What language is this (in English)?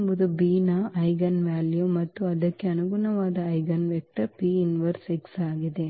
Kannada